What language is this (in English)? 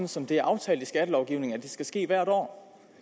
Danish